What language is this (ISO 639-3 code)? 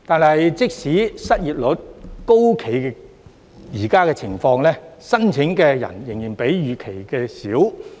yue